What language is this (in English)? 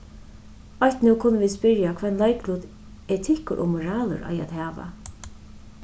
Faroese